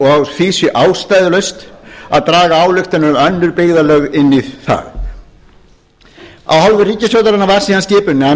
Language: Icelandic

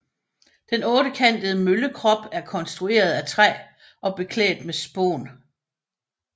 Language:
Danish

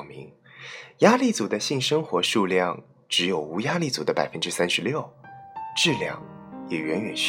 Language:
Chinese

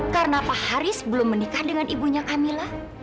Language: Indonesian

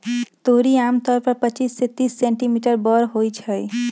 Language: Magahi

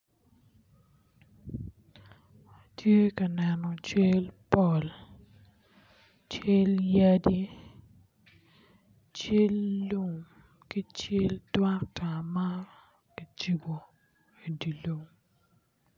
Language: Acoli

